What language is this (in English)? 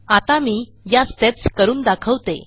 Marathi